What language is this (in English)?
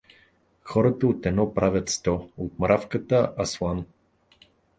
Bulgarian